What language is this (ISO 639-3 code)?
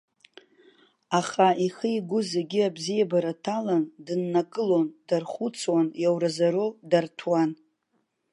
abk